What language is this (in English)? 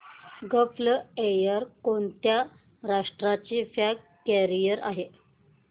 Marathi